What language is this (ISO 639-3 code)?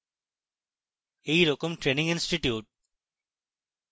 ben